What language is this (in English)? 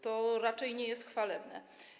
Polish